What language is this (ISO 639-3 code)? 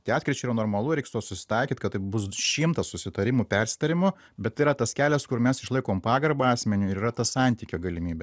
lit